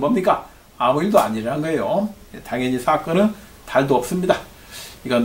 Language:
Korean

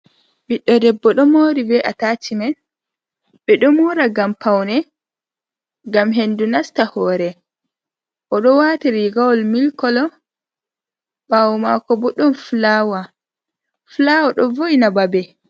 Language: Fula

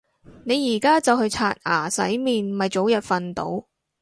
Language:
Cantonese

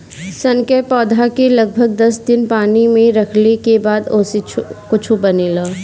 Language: Bhojpuri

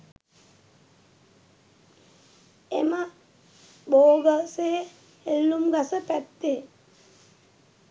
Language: Sinhala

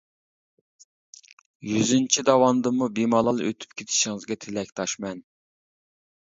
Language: Uyghur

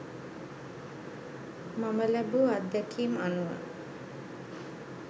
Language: Sinhala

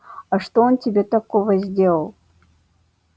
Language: Russian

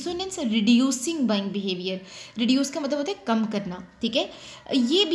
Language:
Hindi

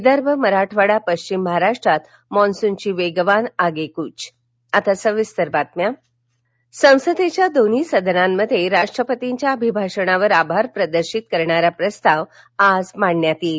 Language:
Marathi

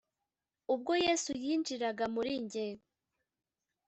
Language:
Kinyarwanda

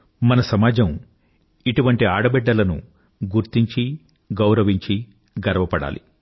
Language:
Telugu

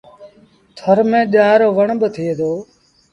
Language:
Sindhi Bhil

